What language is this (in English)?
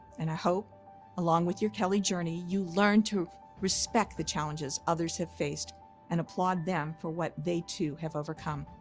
English